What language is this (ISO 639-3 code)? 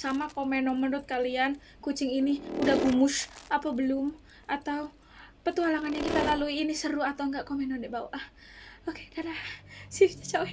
ind